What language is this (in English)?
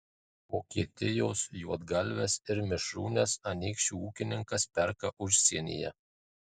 Lithuanian